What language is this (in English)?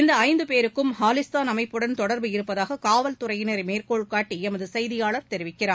Tamil